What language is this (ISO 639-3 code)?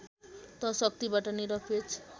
nep